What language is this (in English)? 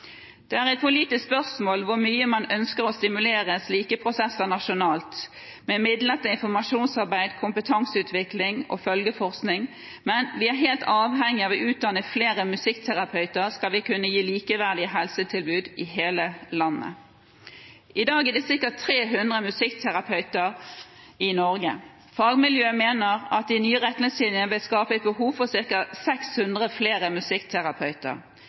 Norwegian Bokmål